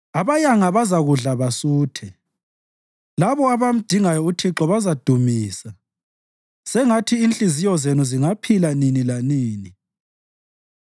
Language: North Ndebele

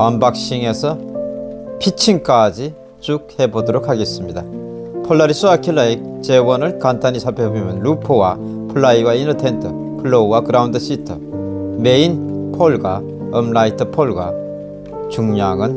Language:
Korean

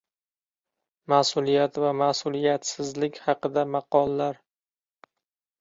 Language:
Uzbek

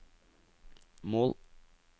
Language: Norwegian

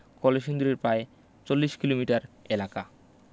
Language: Bangla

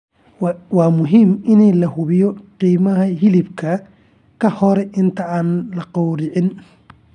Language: Somali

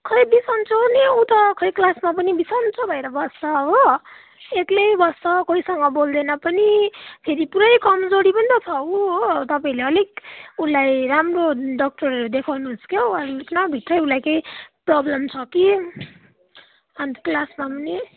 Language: Nepali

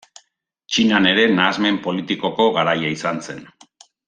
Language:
Basque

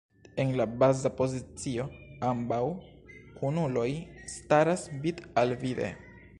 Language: Esperanto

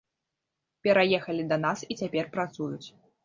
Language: Belarusian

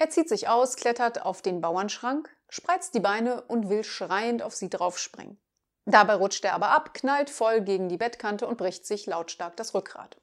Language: German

